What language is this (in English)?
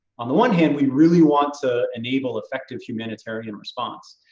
English